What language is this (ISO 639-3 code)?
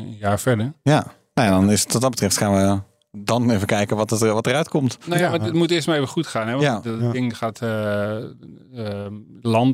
nld